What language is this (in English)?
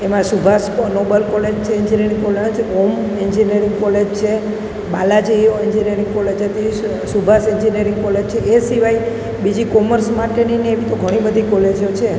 Gujarati